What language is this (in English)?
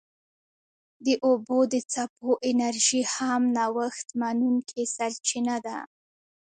Pashto